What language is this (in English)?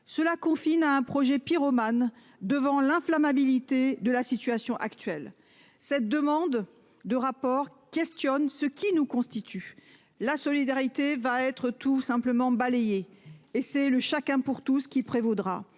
French